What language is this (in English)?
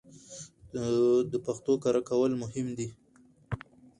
Pashto